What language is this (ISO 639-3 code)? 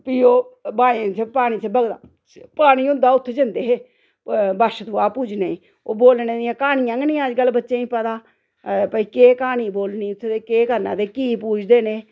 doi